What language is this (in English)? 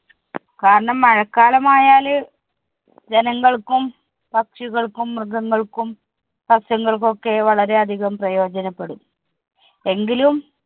Malayalam